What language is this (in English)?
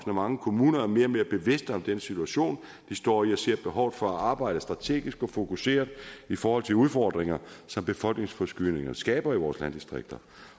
Danish